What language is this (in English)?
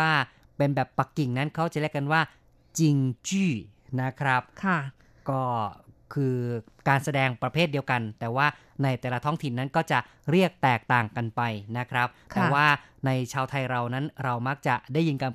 Thai